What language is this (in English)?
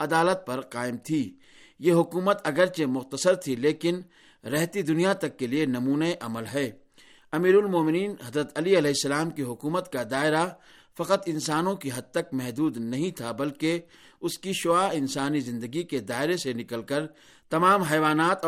Urdu